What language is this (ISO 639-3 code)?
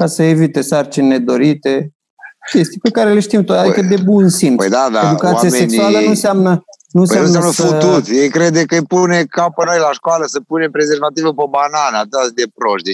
ron